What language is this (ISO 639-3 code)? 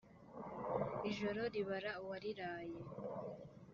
kin